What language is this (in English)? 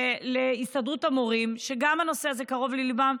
Hebrew